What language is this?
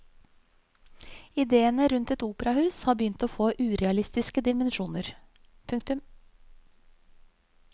Norwegian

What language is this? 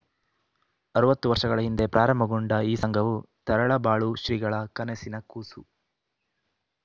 Kannada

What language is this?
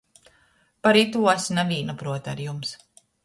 Latgalian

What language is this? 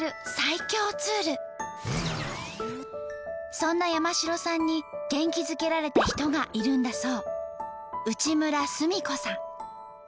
Japanese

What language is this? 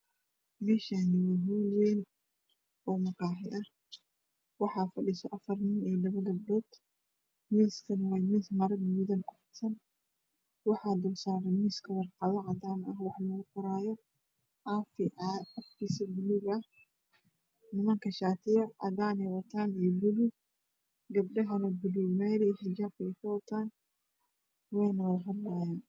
Somali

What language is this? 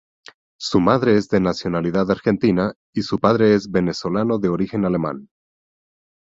Spanish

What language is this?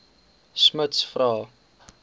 Afrikaans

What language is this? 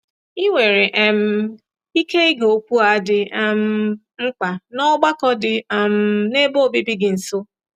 Igbo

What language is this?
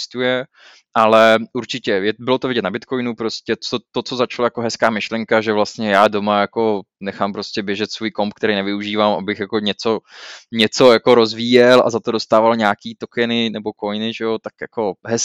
Czech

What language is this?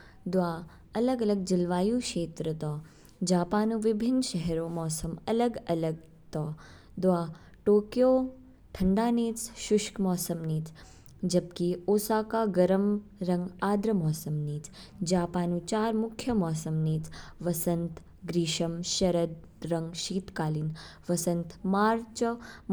Kinnauri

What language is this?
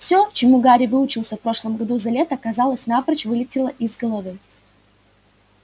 Russian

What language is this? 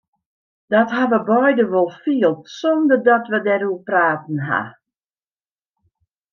Western Frisian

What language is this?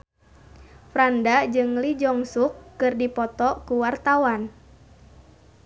Sundanese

